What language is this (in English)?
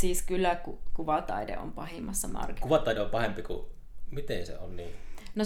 Finnish